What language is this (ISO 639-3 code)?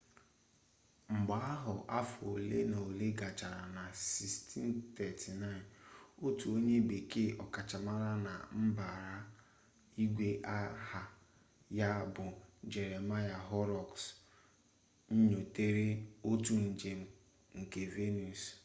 ibo